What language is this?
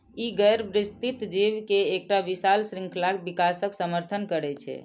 Maithili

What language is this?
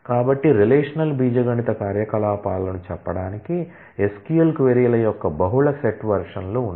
Telugu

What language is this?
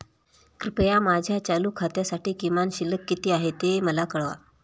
Marathi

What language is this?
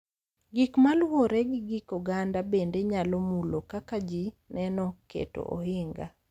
Luo (Kenya and Tanzania)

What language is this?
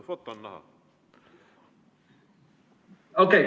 Estonian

